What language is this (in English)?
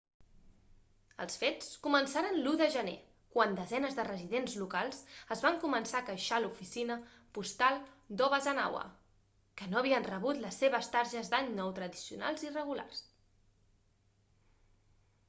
Catalan